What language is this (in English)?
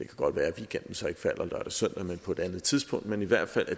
Danish